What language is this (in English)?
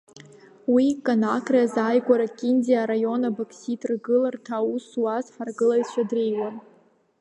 Abkhazian